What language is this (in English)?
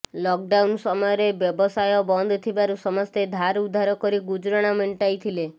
Odia